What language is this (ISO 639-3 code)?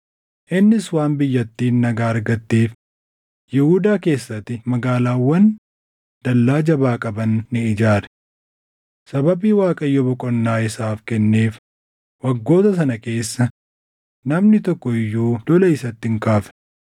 orm